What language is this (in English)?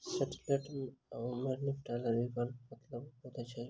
Maithili